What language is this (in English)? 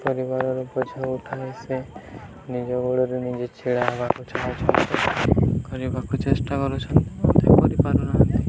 Odia